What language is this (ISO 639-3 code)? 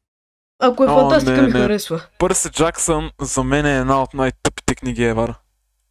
bul